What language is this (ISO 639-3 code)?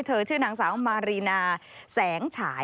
tha